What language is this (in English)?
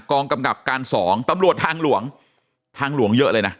Thai